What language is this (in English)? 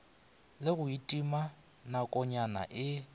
Northern Sotho